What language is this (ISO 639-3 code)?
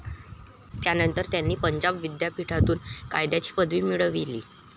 mar